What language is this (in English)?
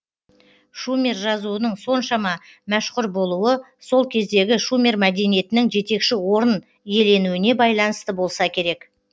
Kazakh